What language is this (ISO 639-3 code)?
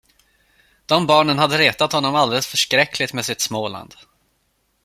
swe